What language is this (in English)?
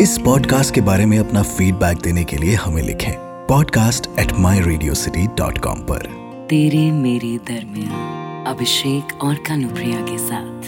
Hindi